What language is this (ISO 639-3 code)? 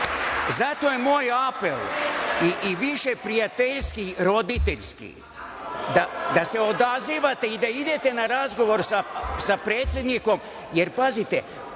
srp